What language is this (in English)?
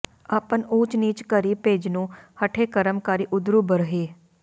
Punjabi